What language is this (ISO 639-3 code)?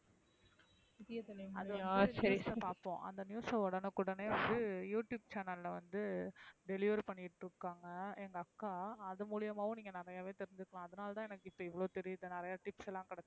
tam